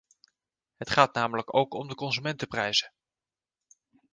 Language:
Dutch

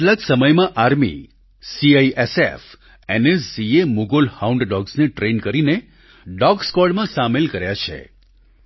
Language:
Gujarati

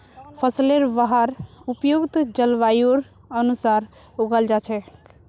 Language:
Magahi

